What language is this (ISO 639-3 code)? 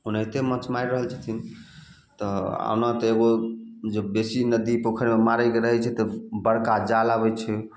mai